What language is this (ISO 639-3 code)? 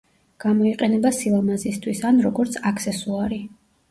kat